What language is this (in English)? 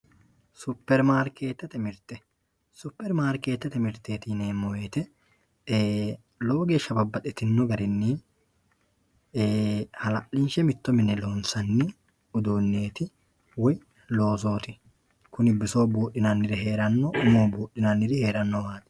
Sidamo